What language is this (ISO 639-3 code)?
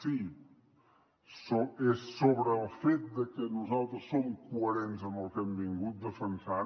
cat